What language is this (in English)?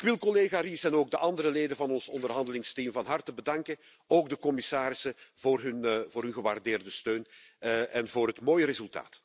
Dutch